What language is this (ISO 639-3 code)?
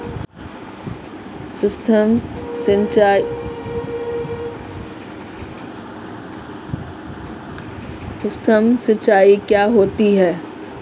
hin